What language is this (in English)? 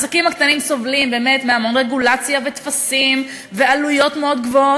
Hebrew